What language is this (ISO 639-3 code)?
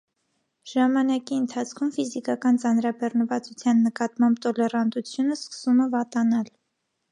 hye